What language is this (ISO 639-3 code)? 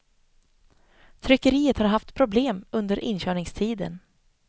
swe